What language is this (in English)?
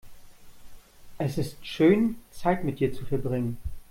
German